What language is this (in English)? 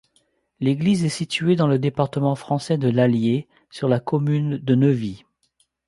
French